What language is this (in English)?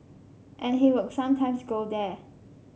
English